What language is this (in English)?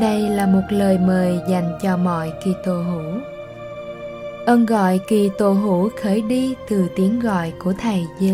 Vietnamese